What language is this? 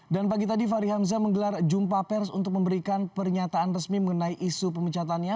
Indonesian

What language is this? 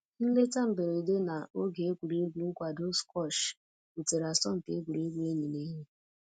Igbo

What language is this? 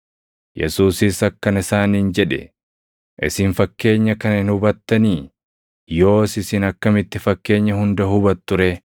Oromo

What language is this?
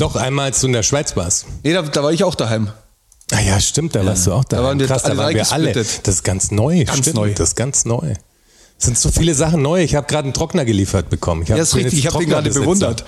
German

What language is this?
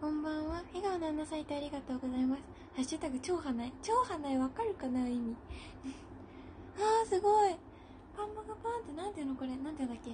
Japanese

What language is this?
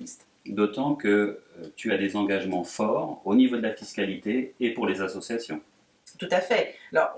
French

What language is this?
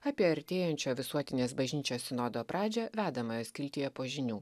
Lithuanian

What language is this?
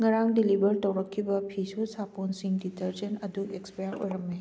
Manipuri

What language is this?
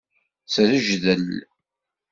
Kabyle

